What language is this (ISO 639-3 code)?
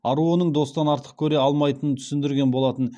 kaz